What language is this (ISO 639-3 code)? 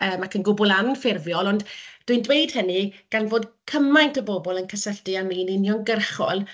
cym